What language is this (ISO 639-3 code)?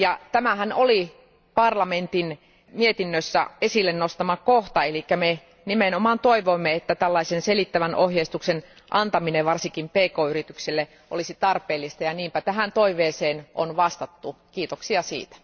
fin